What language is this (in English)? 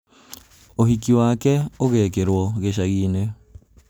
Kikuyu